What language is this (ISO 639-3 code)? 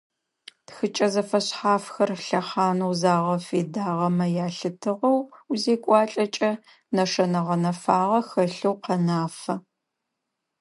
ady